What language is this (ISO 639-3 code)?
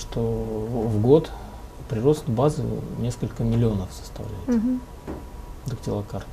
rus